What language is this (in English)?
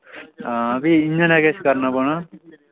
Dogri